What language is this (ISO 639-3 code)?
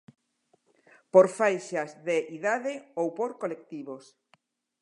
glg